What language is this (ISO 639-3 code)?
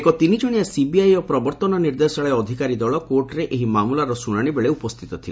ori